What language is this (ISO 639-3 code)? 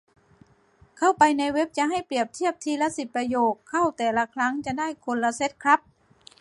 tha